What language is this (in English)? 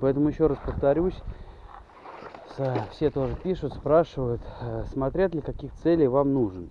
Russian